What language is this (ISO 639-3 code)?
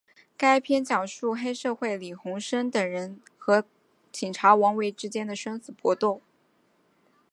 zho